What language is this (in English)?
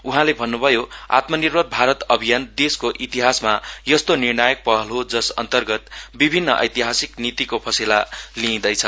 Nepali